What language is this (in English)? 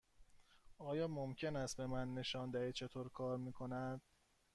Persian